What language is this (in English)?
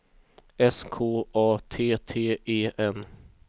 Swedish